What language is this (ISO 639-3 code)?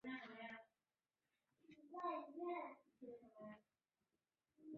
zho